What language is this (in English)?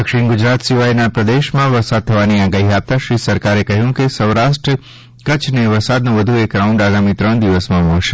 Gujarati